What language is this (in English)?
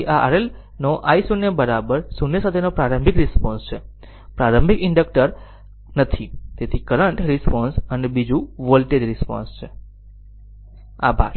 Gujarati